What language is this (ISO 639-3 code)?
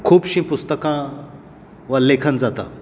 kok